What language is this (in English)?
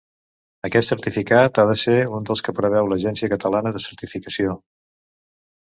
Catalan